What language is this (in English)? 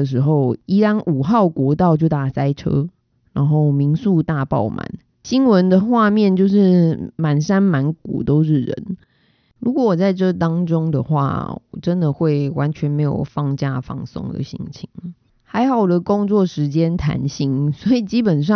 Chinese